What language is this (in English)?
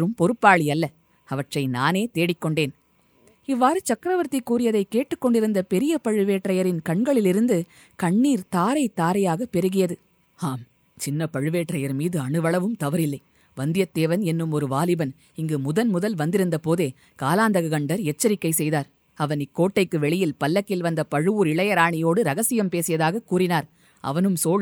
Tamil